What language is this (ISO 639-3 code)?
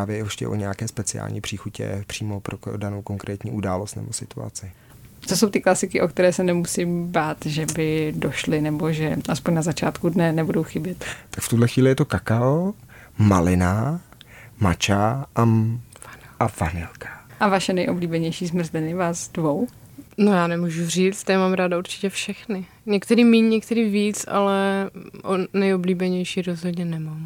ces